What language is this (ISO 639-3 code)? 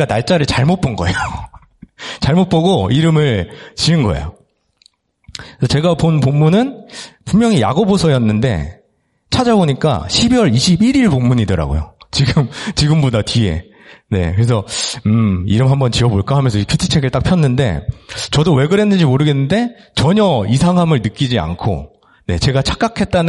kor